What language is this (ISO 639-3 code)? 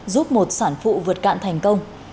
vie